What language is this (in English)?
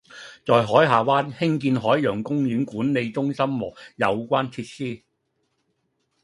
Cantonese